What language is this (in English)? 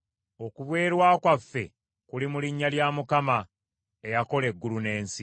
Ganda